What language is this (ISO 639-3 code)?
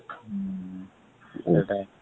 ori